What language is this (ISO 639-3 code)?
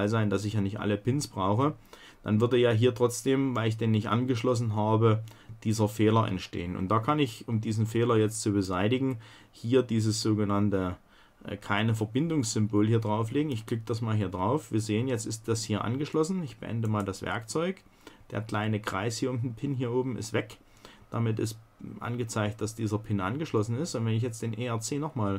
deu